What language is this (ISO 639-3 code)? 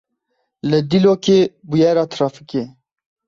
kur